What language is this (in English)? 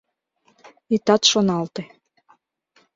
Mari